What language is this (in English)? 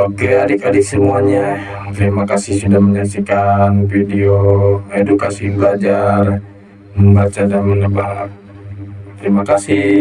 Indonesian